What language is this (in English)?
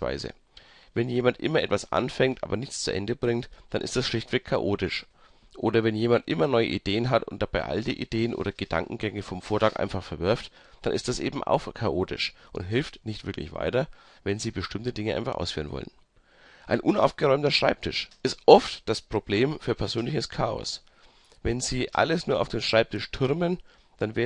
German